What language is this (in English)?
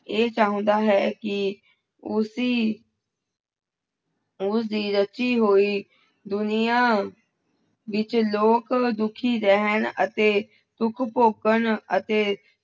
Punjabi